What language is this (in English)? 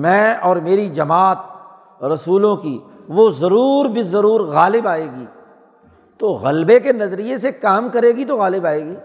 Urdu